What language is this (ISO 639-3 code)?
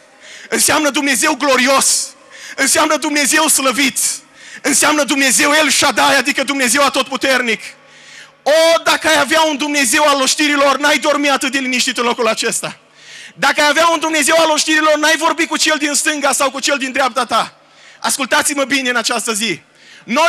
ron